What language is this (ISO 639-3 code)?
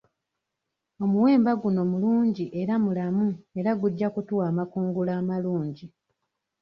lug